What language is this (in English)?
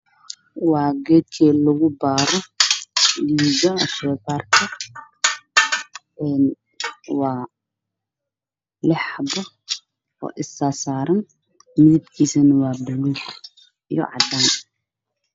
Somali